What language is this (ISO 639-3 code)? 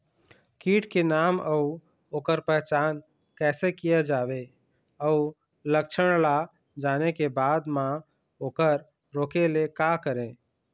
hne